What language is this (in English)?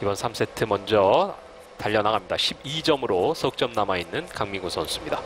Korean